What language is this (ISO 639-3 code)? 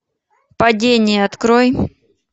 rus